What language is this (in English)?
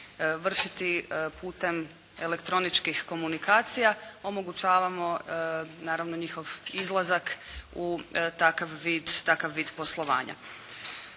Croatian